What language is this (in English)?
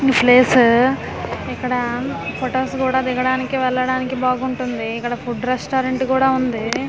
Telugu